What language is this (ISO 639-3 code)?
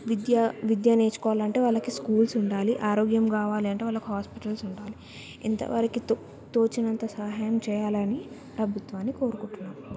tel